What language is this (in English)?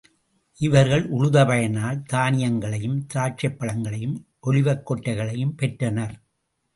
Tamil